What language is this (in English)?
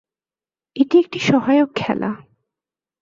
Bangla